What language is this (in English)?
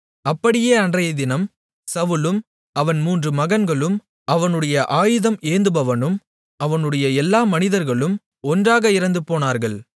Tamil